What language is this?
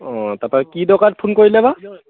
Assamese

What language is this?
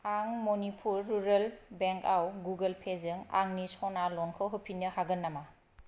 Bodo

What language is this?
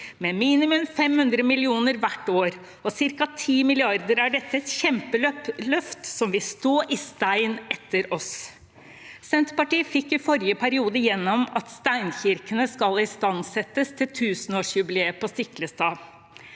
Norwegian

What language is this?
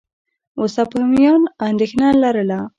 Pashto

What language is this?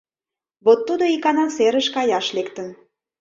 Mari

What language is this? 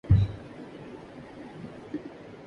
Urdu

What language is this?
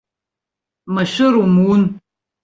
Abkhazian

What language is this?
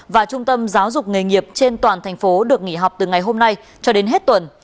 Vietnamese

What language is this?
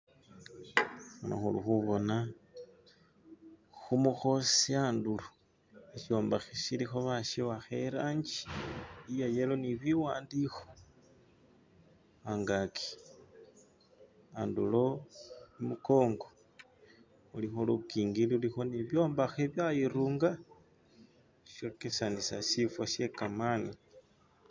Masaaba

